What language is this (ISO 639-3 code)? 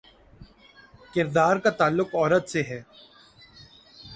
urd